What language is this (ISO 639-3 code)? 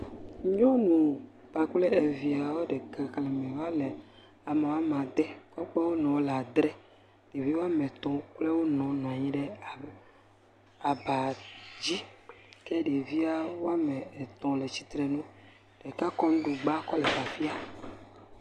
ewe